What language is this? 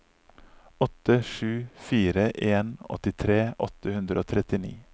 Norwegian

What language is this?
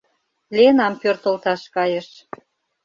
Mari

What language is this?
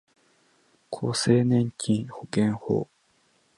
Japanese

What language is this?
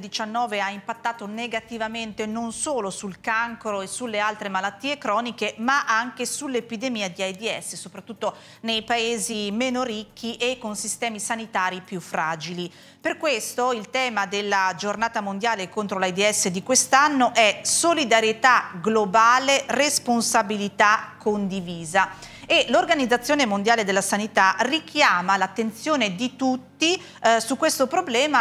Italian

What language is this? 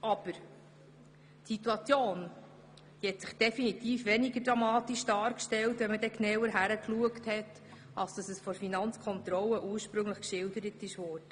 Swiss German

